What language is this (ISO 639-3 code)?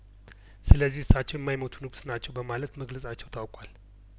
amh